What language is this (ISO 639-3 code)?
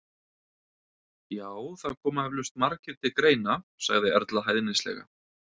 isl